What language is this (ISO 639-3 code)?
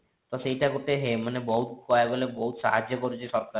ori